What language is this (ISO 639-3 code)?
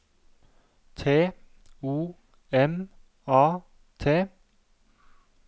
nor